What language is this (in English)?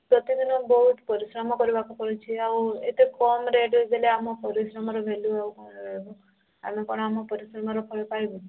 Odia